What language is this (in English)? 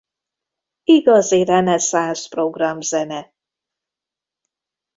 Hungarian